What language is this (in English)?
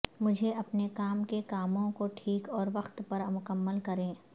Urdu